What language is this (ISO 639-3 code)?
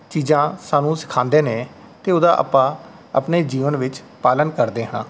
pan